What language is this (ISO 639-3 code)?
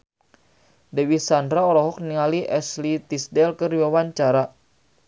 sun